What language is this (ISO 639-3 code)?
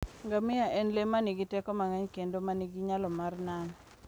luo